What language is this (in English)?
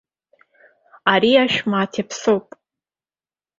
Abkhazian